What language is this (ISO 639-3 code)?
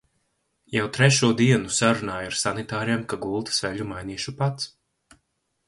lav